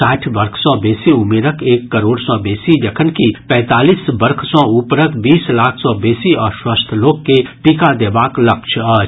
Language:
Maithili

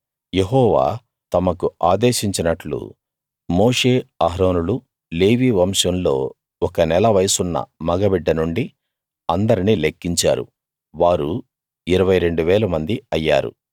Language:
Telugu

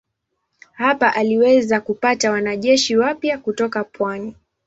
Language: Swahili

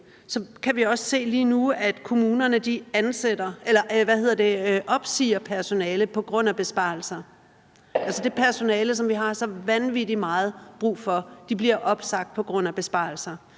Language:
Danish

